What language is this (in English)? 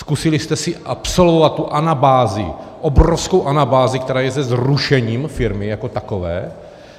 Czech